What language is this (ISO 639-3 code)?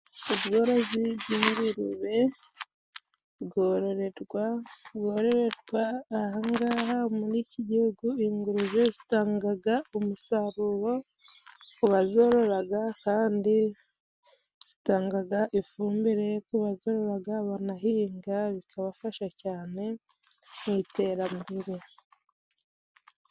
kin